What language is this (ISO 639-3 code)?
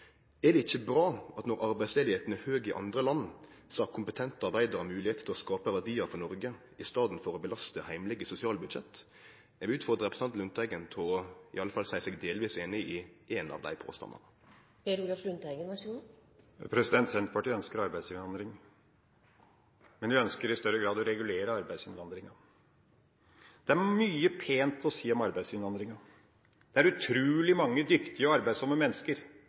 nor